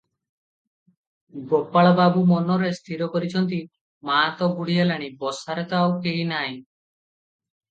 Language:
Odia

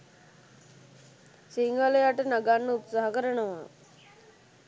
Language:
Sinhala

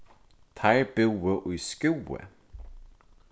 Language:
Faroese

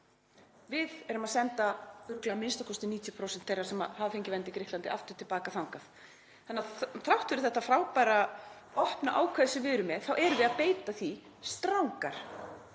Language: Icelandic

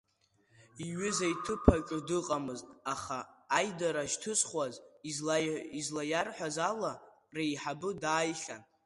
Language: Abkhazian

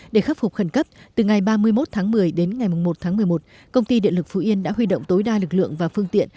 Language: Vietnamese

